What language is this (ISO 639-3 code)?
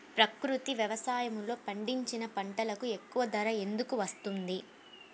tel